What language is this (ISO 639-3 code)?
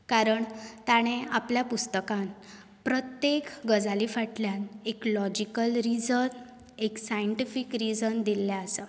kok